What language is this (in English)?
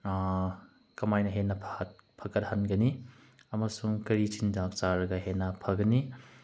Manipuri